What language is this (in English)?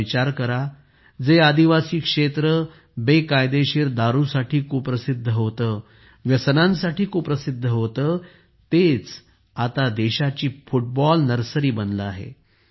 Marathi